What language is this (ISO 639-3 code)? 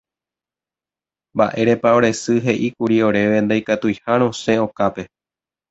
grn